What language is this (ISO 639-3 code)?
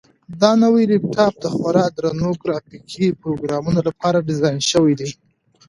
pus